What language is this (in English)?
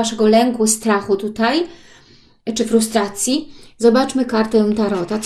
Polish